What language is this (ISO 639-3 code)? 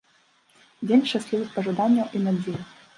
bel